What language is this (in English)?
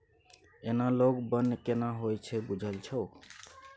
Maithili